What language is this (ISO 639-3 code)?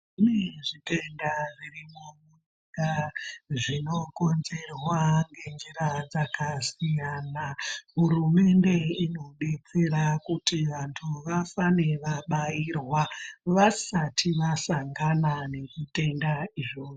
ndc